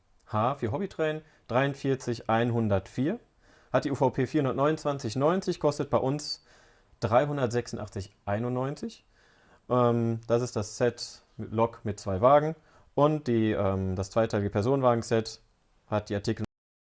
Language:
German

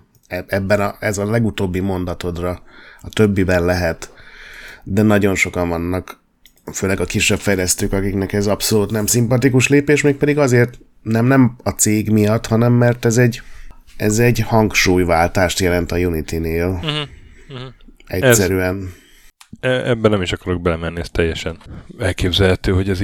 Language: Hungarian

